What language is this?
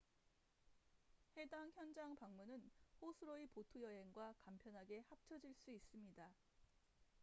Korean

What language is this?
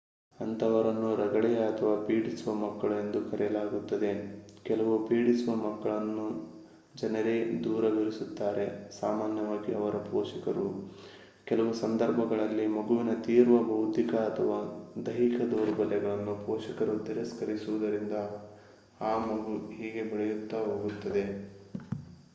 Kannada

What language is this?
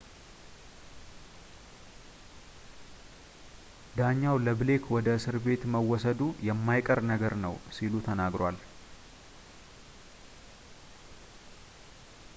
Amharic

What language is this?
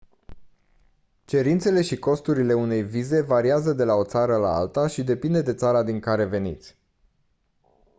Romanian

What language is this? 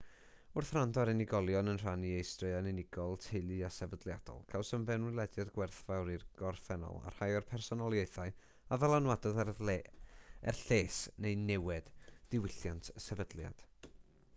Welsh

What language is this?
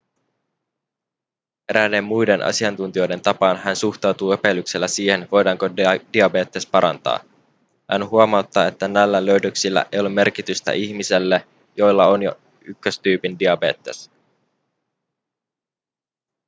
Finnish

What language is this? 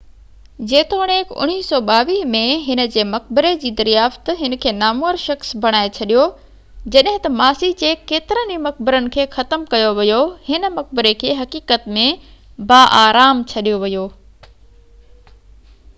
Sindhi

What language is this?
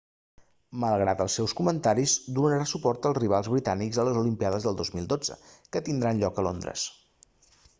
Catalan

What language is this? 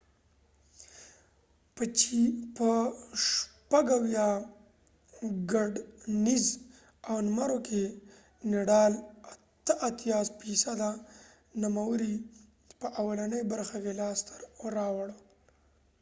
Pashto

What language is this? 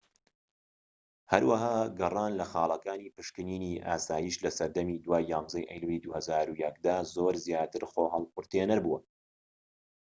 Central Kurdish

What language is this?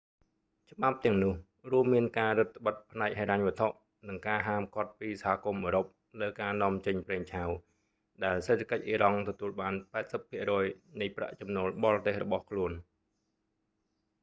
Khmer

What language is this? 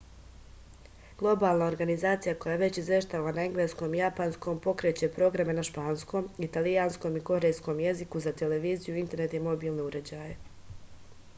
Serbian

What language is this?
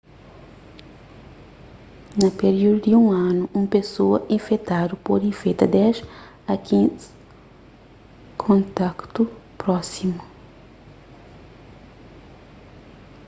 Kabuverdianu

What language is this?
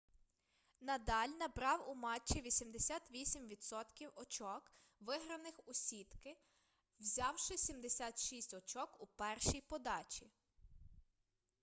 Ukrainian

